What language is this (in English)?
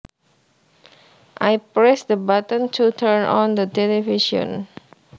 Javanese